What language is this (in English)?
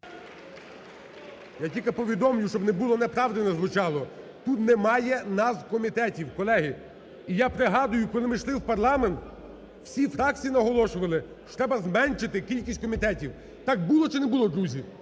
Ukrainian